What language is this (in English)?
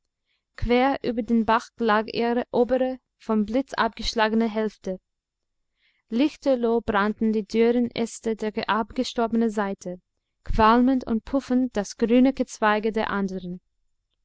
German